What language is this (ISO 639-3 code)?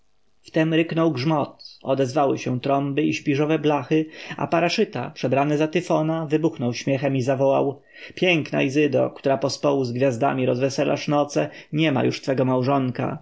pol